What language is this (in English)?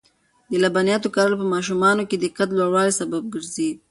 Pashto